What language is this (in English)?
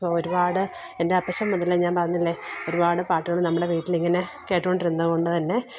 Malayalam